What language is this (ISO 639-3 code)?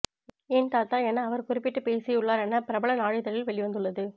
tam